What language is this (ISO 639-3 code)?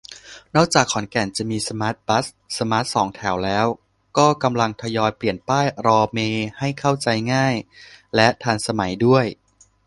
tha